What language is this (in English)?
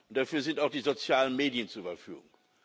German